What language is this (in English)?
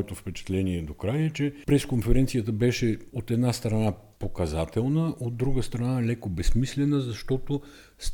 Bulgarian